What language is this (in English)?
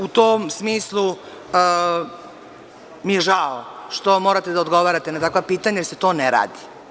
Serbian